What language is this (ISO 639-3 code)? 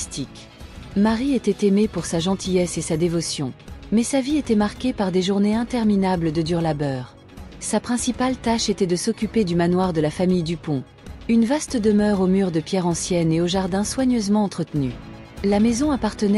fra